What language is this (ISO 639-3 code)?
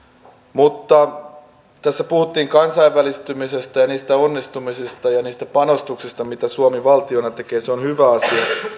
fin